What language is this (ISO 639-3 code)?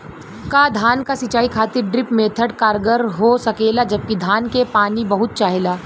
bho